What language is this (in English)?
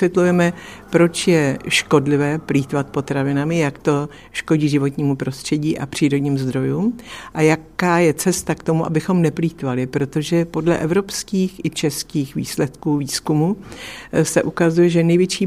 Czech